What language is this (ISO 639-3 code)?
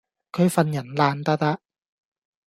yue